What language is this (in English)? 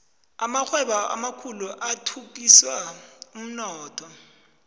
South Ndebele